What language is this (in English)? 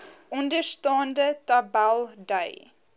Afrikaans